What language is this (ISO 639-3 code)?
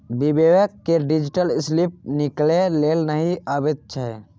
mai